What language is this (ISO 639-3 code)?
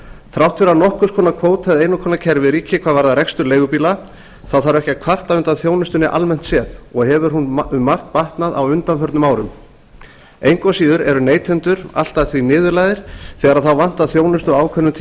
isl